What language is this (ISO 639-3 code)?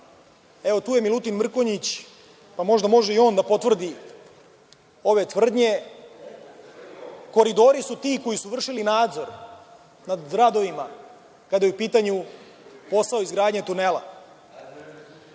srp